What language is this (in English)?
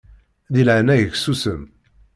Kabyle